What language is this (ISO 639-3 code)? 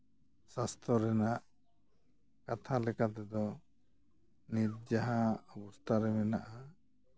sat